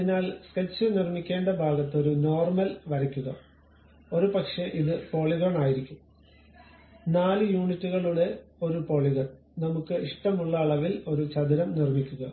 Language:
Malayalam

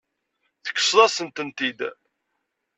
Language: Kabyle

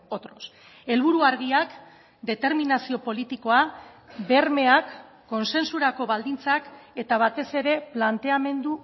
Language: Basque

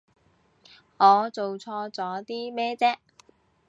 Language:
Cantonese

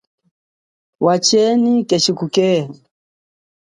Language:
Chokwe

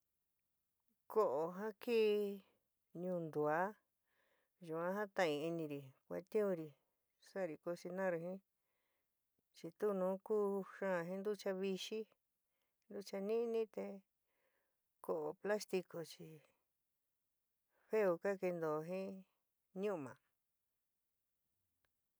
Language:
San Miguel El Grande Mixtec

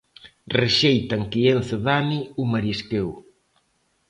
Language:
Galician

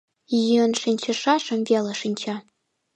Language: Mari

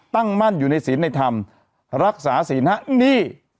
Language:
Thai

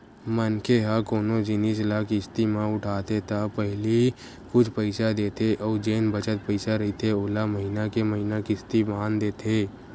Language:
Chhattisgarhi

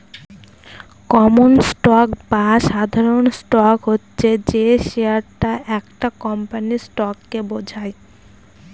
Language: Bangla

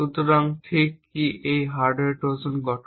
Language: Bangla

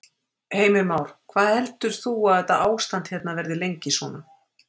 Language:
Icelandic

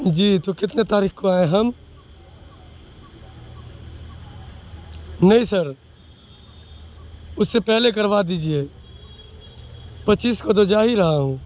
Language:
Urdu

